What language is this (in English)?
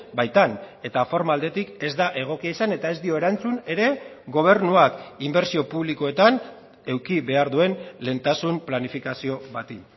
Basque